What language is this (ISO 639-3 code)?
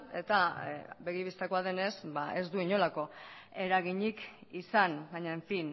eus